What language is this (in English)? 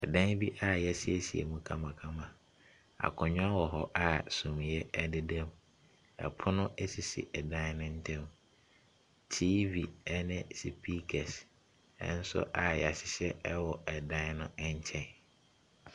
Akan